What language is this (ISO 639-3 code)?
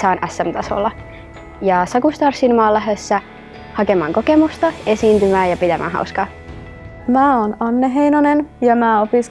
fin